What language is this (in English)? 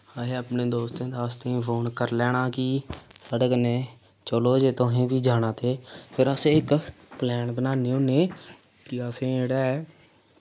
Dogri